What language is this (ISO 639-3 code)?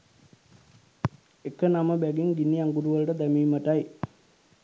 sin